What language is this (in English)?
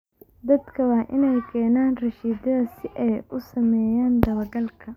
Somali